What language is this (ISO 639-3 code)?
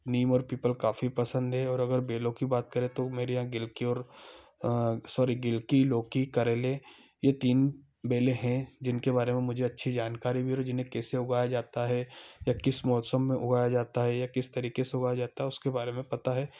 hin